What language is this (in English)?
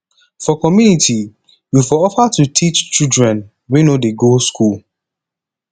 Nigerian Pidgin